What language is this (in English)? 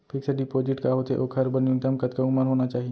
Chhattisgarhi